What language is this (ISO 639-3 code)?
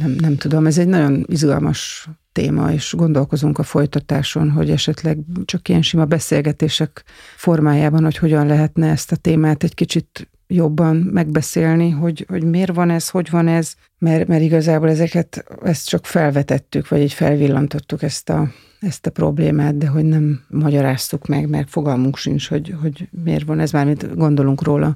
hun